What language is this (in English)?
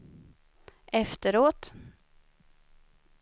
Swedish